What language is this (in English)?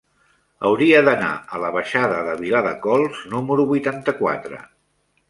Catalan